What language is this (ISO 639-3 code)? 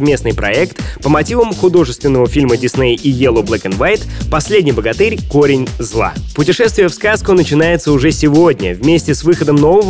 rus